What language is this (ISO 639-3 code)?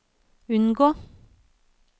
nor